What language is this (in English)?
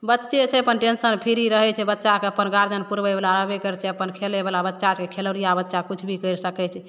Maithili